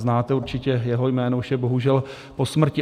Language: Czech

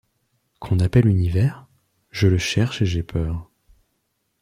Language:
French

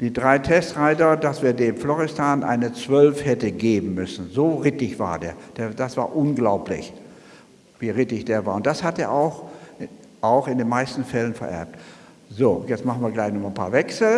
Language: German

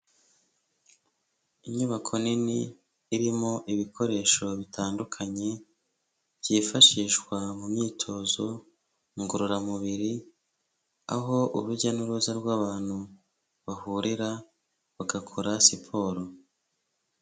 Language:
Kinyarwanda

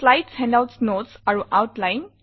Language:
Assamese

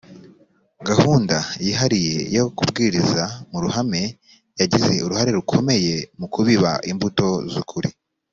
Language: Kinyarwanda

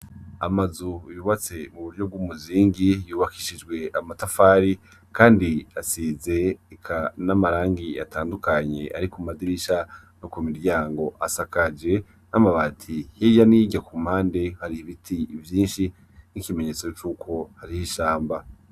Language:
Rundi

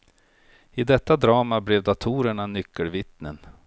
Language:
Swedish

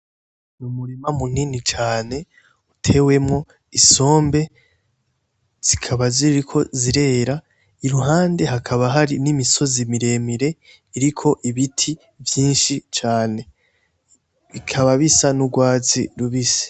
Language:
Rundi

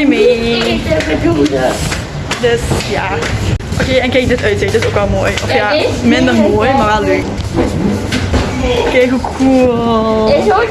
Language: Dutch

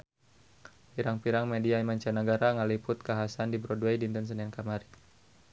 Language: Sundanese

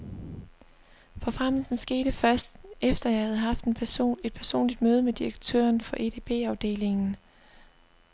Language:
Danish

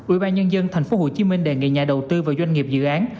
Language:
Vietnamese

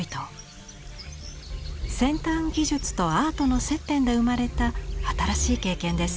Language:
Japanese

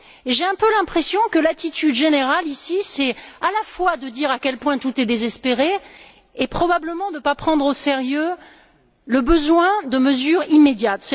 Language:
French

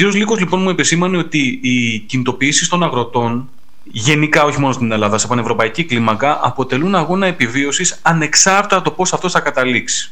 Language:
Greek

